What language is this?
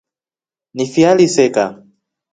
Rombo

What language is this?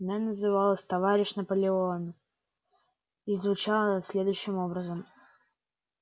Russian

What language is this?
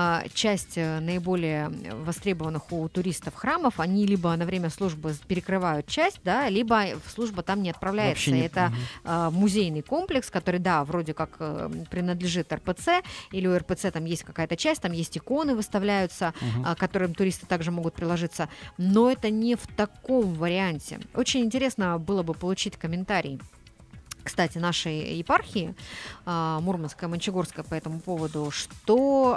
Russian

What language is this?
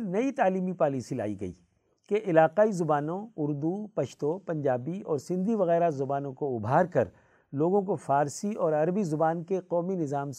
Urdu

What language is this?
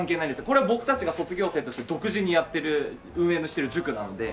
Japanese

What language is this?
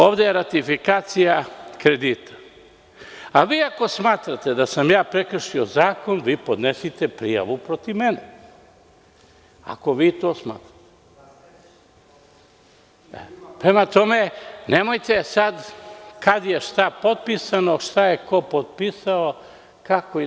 Serbian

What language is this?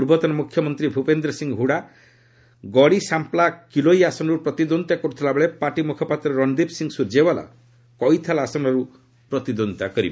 Odia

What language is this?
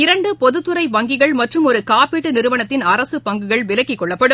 Tamil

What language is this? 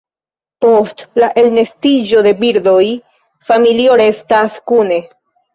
Esperanto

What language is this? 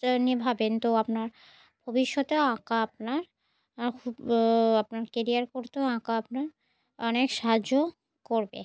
Bangla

